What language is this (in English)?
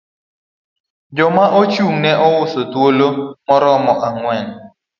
Luo (Kenya and Tanzania)